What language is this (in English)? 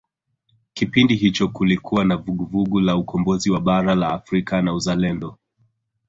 Swahili